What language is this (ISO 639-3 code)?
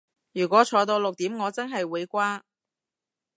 yue